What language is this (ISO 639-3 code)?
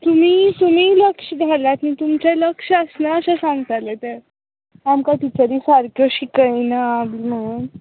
kok